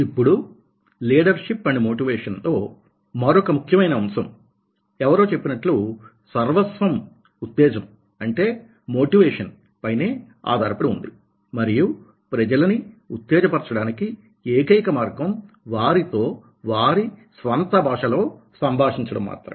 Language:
Telugu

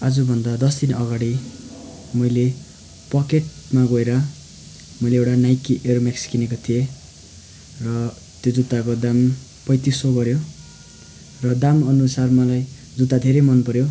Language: Nepali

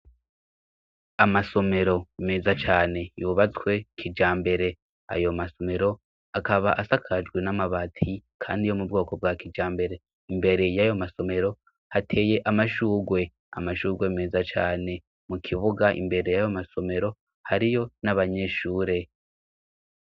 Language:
Rundi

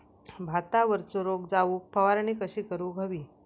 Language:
Marathi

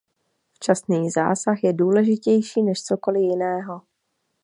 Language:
Czech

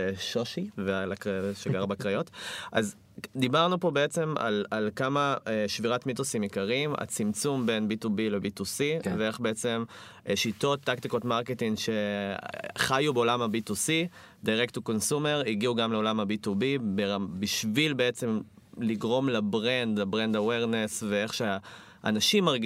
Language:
Hebrew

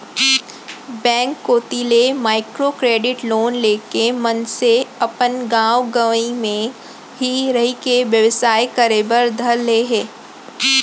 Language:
Chhattisgarhi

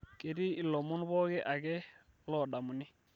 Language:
Masai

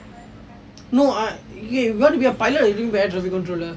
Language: English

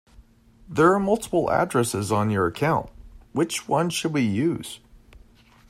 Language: English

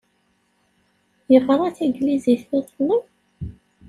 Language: Kabyle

